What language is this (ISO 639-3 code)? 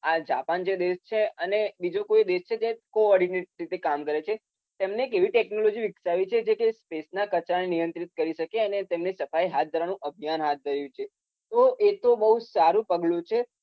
guj